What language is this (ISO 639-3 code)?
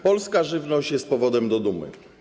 pol